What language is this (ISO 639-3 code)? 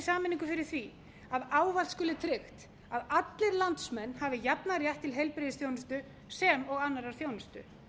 isl